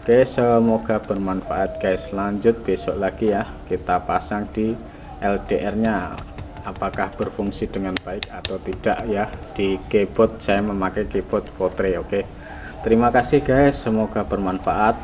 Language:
Indonesian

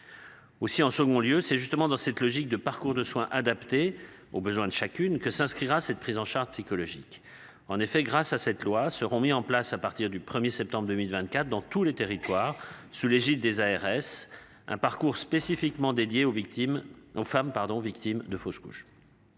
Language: French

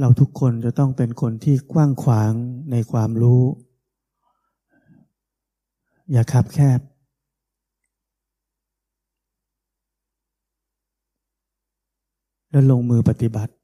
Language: Thai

